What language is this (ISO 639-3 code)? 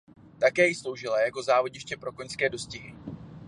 ces